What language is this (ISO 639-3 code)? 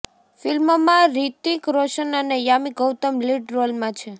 guj